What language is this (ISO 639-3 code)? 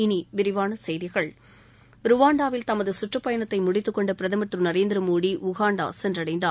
tam